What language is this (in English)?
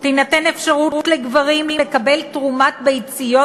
Hebrew